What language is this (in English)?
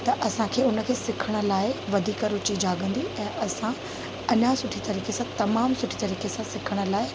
Sindhi